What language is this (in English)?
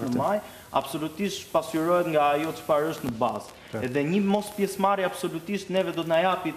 Romanian